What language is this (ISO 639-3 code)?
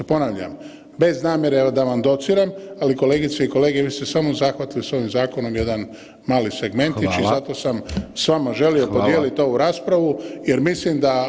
hrv